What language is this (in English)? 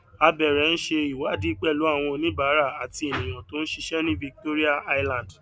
Yoruba